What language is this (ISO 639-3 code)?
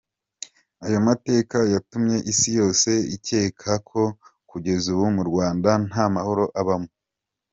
kin